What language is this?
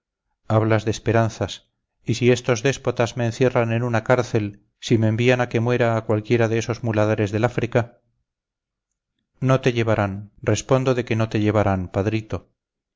Spanish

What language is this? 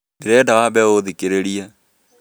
Kikuyu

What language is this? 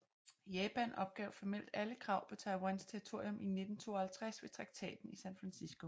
Danish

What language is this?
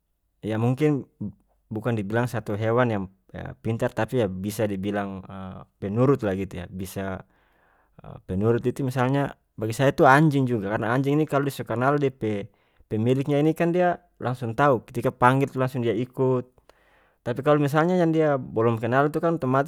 North Moluccan Malay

